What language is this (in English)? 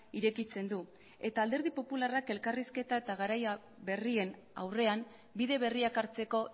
Basque